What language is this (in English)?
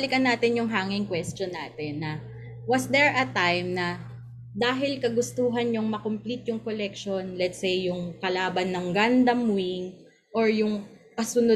Filipino